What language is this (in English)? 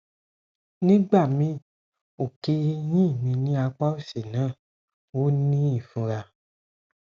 Yoruba